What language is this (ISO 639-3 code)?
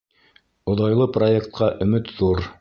bak